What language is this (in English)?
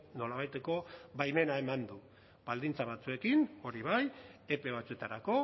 Basque